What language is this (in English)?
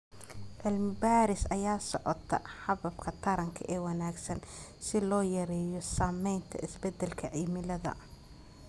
Somali